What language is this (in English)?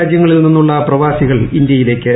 Malayalam